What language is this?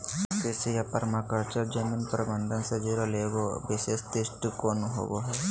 Magahi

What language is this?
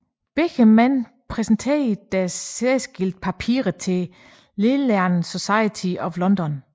Danish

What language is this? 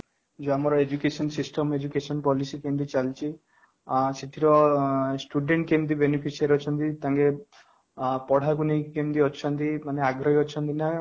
Odia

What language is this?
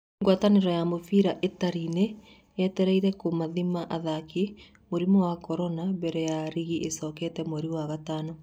Kikuyu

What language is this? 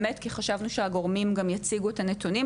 Hebrew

